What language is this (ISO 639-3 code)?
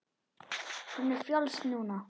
isl